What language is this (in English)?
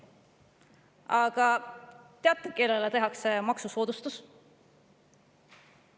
Estonian